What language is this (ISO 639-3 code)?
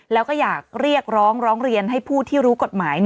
tha